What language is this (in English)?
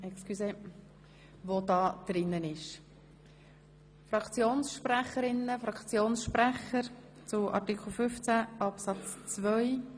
Swiss German